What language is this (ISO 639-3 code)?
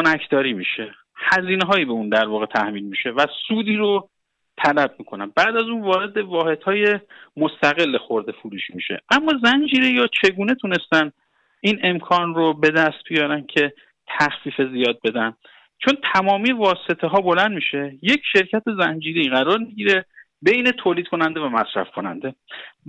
fas